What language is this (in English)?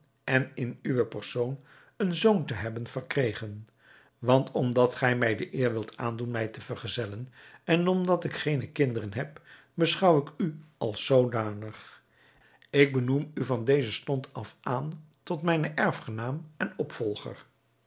Dutch